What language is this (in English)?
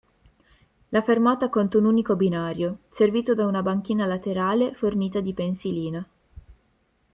Italian